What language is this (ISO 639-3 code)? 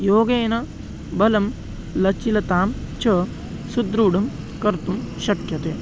san